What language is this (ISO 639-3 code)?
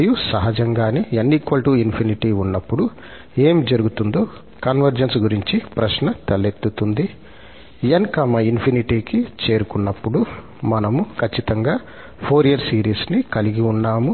tel